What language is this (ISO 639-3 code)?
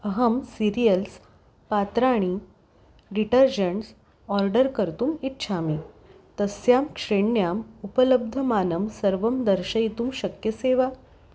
san